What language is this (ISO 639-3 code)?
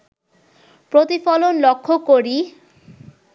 ben